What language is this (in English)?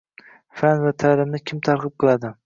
Uzbek